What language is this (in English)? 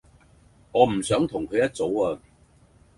Cantonese